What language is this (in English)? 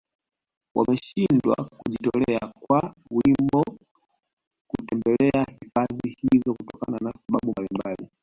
Swahili